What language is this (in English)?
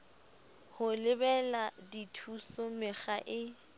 Southern Sotho